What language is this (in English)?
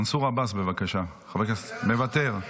Hebrew